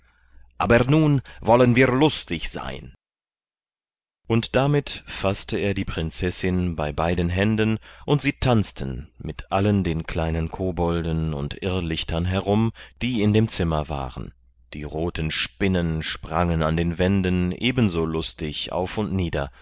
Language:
German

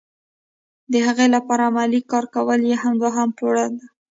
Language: Pashto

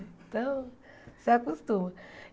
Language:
Portuguese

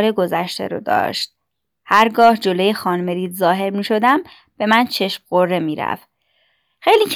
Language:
Persian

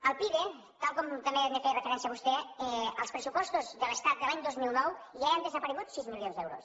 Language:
Catalan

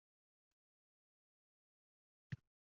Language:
Uzbek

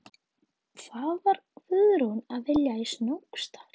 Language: Icelandic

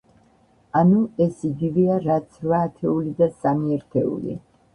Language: Georgian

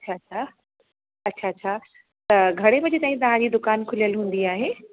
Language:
Sindhi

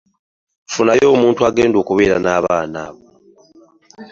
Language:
Ganda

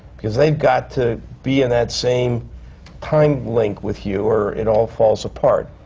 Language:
English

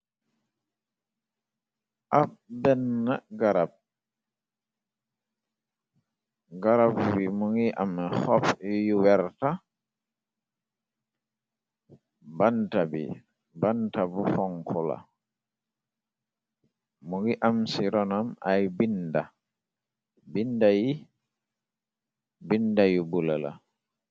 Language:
Wolof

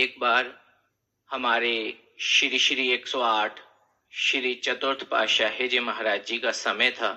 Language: Hindi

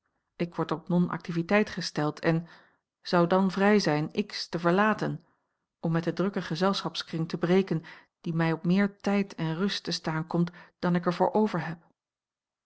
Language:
Dutch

